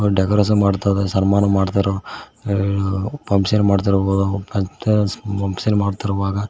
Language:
Kannada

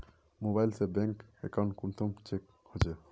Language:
Magahi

